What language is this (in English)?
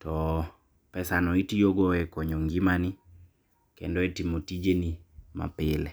Luo (Kenya and Tanzania)